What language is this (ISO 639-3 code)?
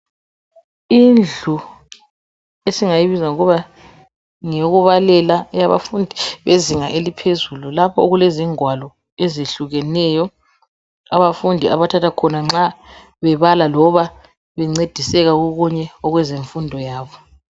nde